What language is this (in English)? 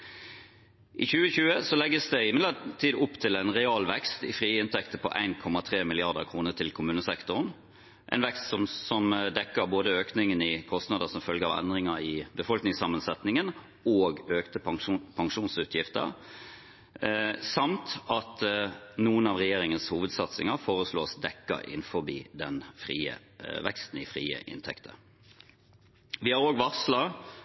Norwegian Bokmål